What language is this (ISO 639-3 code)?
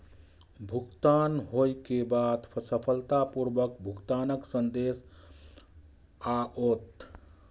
mai